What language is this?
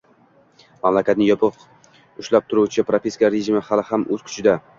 Uzbek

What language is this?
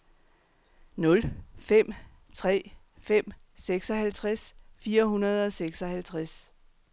Danish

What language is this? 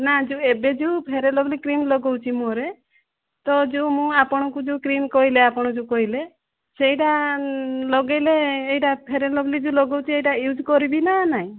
Odia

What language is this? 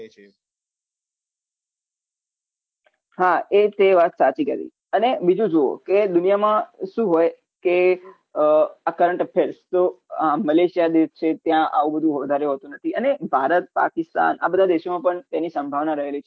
Gujarati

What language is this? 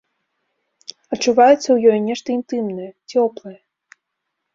Belarusian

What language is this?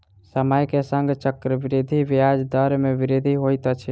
Maithili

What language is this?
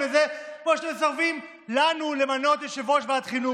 Hebrew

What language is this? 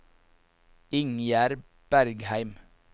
Norwegian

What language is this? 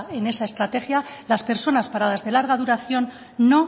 Spanish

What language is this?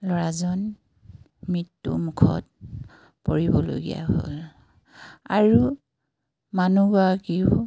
Assamese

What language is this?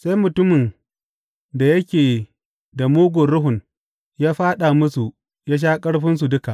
Hausa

